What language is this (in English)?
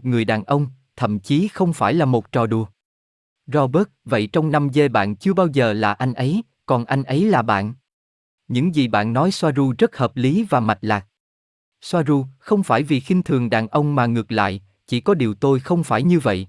Vietnamese